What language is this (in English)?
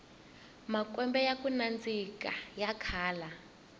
Tsonga